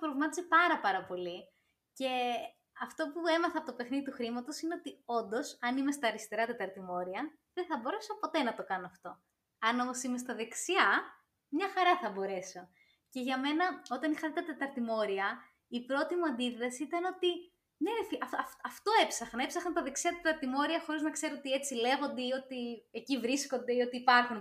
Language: Greek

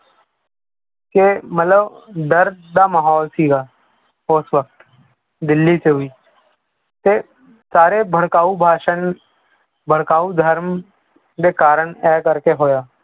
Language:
Punjabi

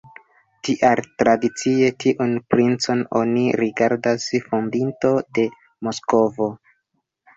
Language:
Esperanto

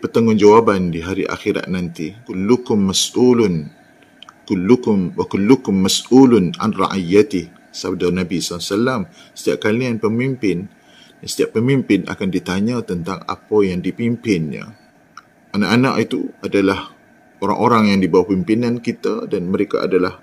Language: Malay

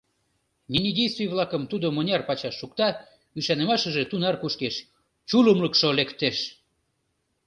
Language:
Mari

